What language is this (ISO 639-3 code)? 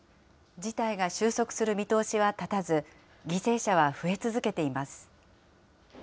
jpn